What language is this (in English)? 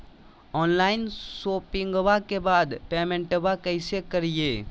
Magahi